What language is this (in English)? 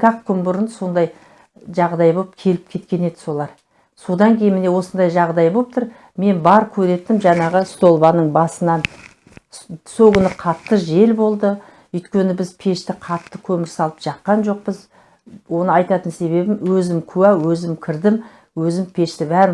Turkish